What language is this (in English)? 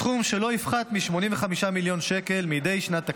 Hebrew